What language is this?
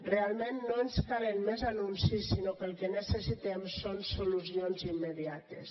Catalan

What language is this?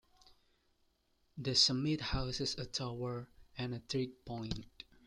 English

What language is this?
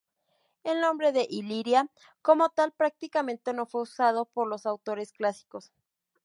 Spanish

